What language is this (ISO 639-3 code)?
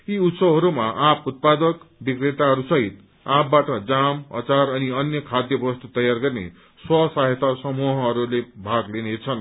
nep